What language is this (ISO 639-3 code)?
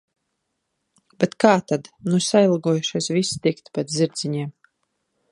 lav